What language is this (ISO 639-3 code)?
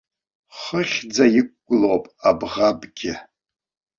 abk